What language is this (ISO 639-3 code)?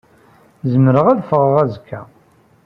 kab